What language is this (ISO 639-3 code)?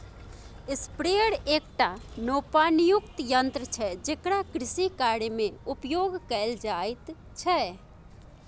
mai